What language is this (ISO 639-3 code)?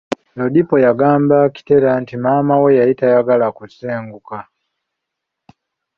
lug